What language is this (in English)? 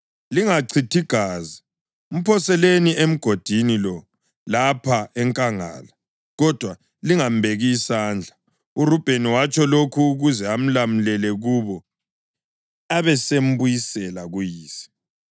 North Ndebele